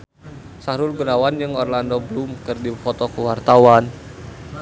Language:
Sundanese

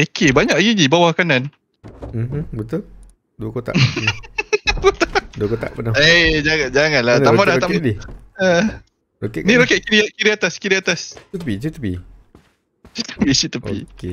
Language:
Malay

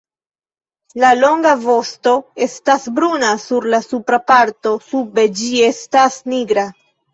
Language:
Esperanto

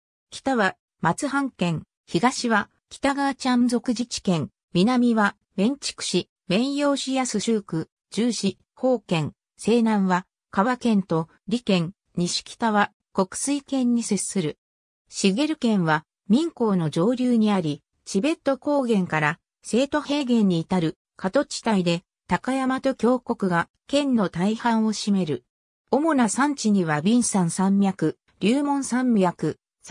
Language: Japanese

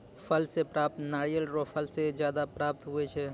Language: Maithili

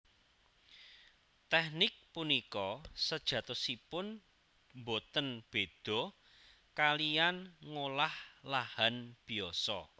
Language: Javanese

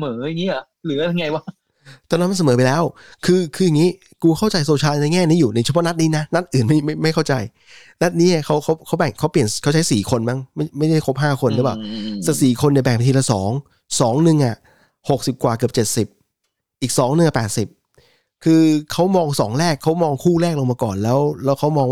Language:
Thai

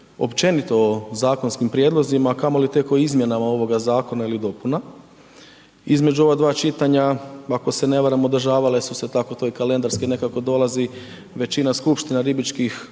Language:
Croatian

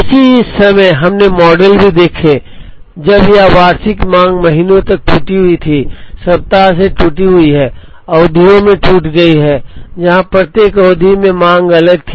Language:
Hindi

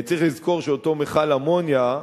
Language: Hebrew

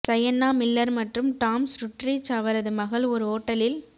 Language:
Tamil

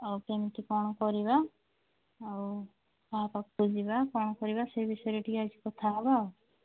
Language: Odia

